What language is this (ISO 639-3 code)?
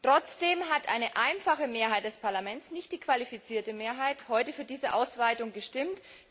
deu